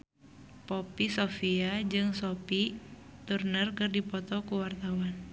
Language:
Sundanese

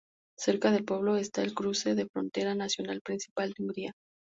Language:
Spanish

